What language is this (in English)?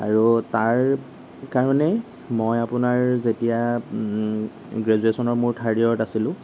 Assamese